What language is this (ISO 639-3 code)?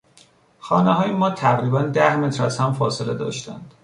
fas